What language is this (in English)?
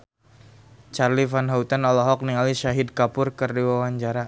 Sundanese